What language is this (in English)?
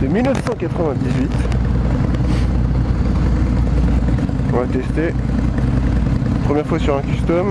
French